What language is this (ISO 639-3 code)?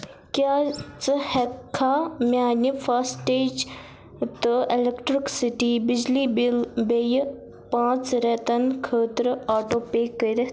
kas